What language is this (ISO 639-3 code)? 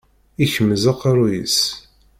kab